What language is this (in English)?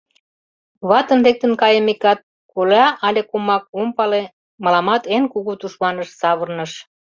Mari